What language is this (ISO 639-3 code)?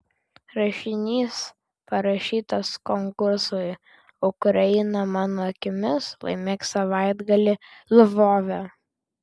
lit